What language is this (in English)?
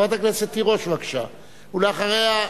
Hebrew